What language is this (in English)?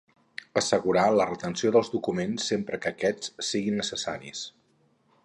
Catalan